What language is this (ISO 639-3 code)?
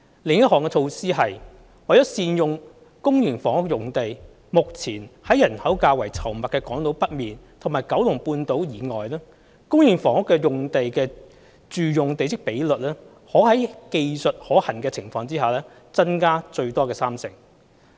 yue